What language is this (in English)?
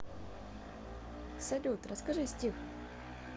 Russian